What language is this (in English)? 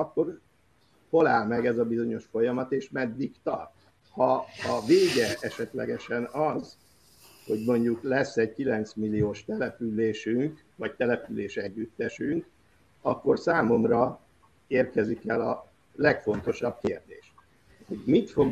Hungarian